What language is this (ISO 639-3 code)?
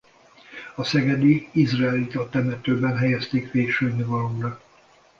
hun